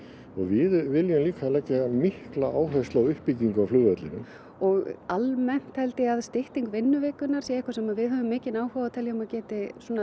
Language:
Icelandic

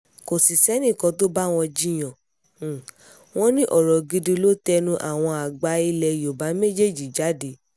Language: Yoruba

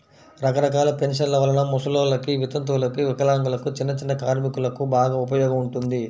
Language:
Telugu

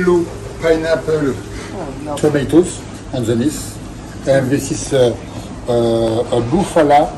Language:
English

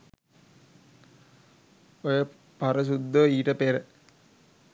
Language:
Sinhala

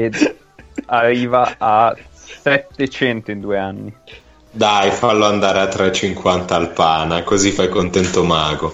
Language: Italian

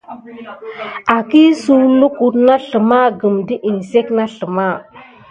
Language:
Gidar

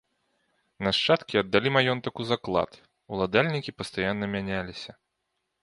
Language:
Belarusian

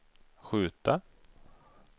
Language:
Swedish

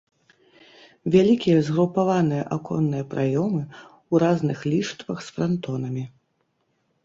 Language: Belarusian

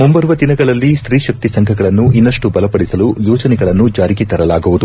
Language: Kannada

